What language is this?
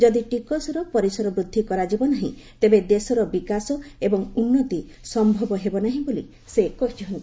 Odia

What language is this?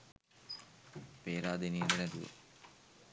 Sinhala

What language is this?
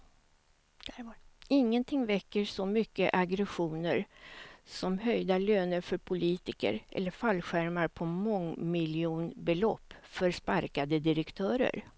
Swedish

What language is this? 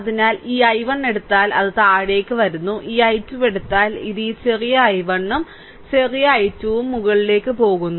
Malayalam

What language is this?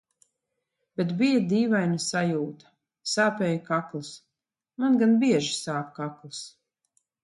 Latvian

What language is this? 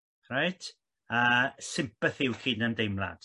Welsh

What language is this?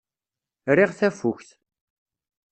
Kabyle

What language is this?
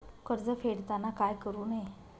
Marathi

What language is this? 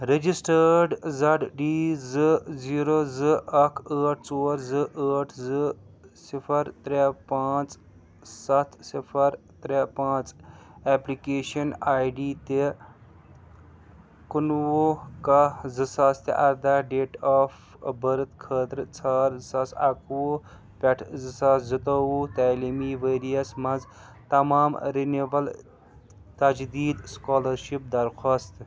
Kashmiri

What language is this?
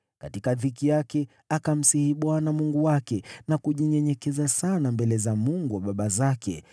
Swahili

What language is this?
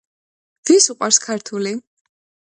Georgian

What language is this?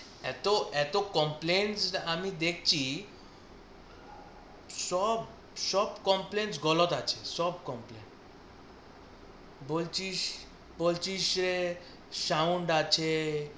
Bangla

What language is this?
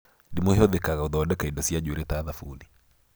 Kikuyu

